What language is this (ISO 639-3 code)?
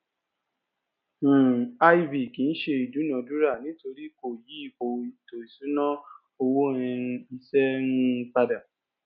yor